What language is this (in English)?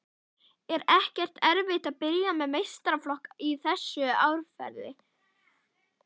Icelandic